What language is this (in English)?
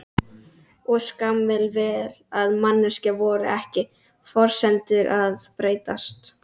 Icelandic